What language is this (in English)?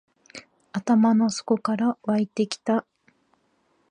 Japanese